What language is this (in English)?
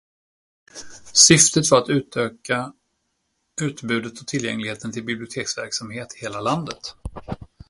Swedish